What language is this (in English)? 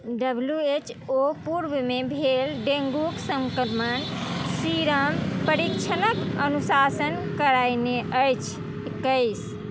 Maithili